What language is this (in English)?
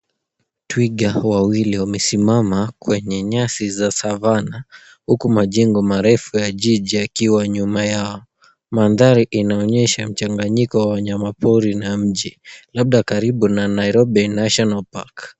Swahili